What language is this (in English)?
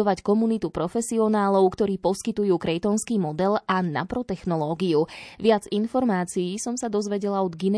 Slovak